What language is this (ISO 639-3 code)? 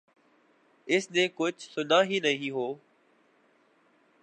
urd